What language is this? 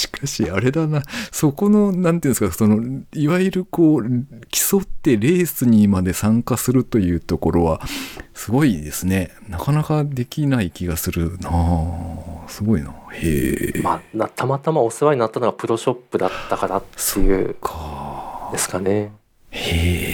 Japanese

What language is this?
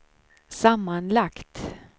Swedish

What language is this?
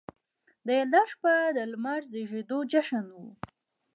Pashto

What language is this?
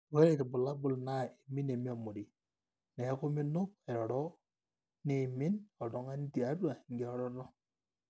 Masai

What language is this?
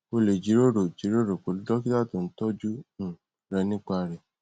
Yoruba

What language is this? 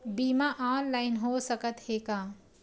Chhattisgarhi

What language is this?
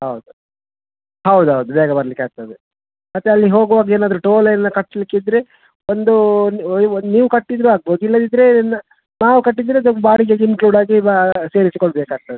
Kannada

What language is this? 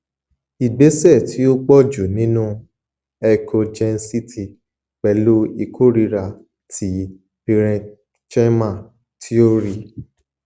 Yoruba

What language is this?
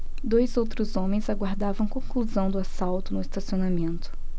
Portuguese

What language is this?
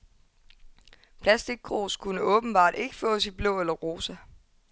Danish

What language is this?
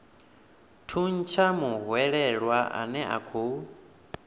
Venda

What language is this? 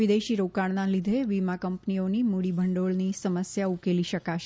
Gujarati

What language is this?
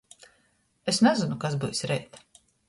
Latgalian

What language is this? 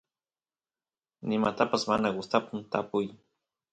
Santiago del Estero Quichua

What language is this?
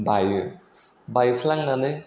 Bodo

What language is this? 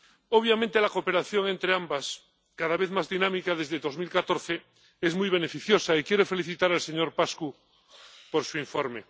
Spanish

